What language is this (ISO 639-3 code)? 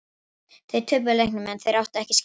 isl